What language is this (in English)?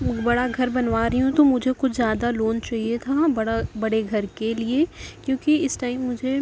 Urdu